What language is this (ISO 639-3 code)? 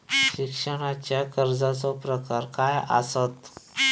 mar